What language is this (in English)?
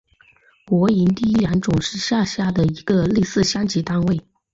Chinese